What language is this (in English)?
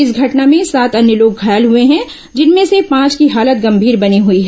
Hindi